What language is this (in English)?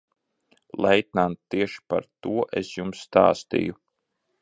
Latvian